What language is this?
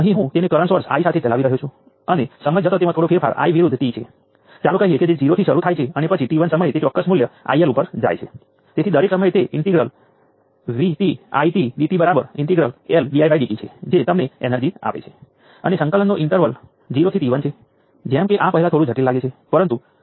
Gujarati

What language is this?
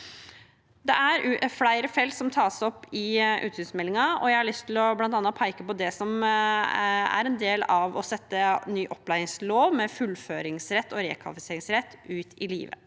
Norwegian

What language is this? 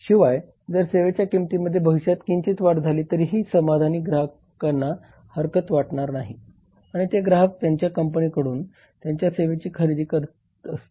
Marathi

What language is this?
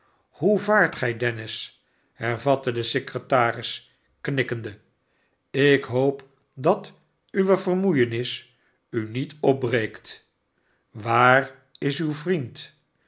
Dutch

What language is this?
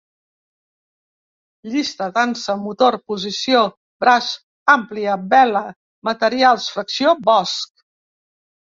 Catalan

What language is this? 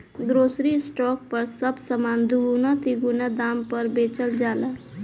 Bhojpuri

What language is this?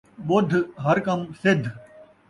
Saraiki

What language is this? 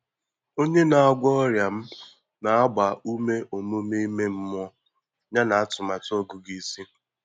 Igbo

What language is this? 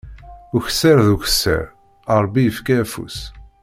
Kabyle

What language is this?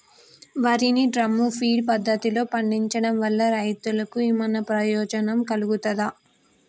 Telugu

